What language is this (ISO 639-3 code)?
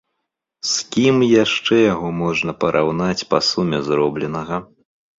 bel